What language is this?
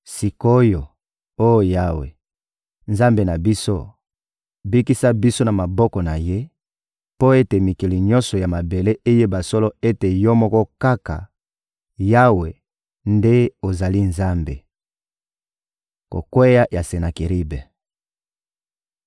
Lingala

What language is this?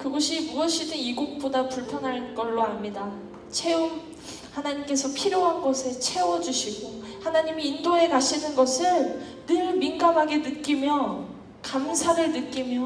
Korean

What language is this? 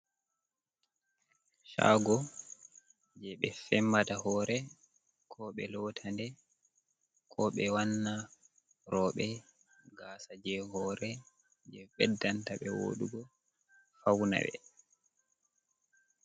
Fula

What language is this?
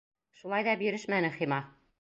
Bashkir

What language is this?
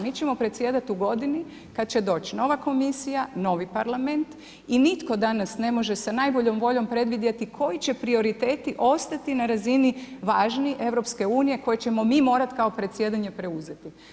Croatian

